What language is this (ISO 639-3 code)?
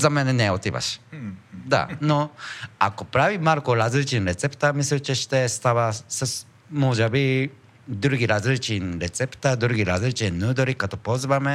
bul